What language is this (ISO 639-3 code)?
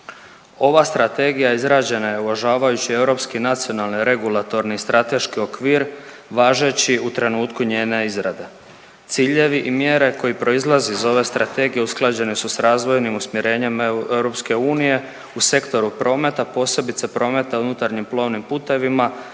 hrv